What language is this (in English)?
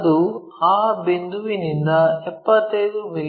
Kannada